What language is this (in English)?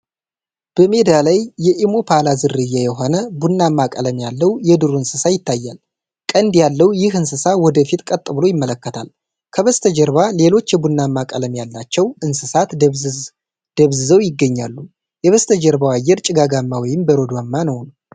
Amharic